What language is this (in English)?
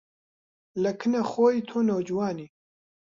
Central Kurdish